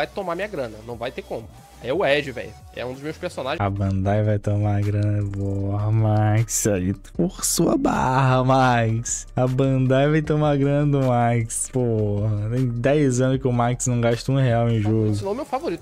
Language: Portuguese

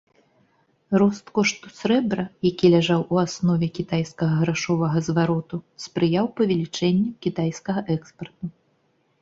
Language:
Belarusian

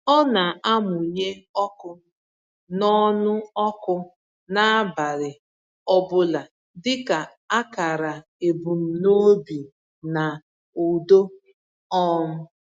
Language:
Igbo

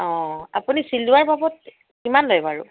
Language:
Assamese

